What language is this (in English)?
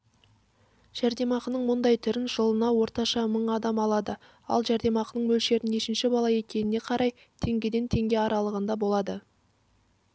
Kazakh